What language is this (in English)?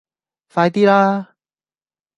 Cantonese